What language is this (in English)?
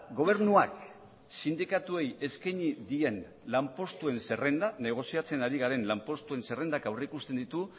Basque